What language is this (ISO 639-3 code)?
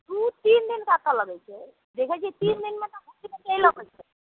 mai